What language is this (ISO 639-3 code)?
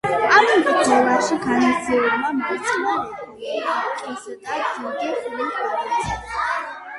kat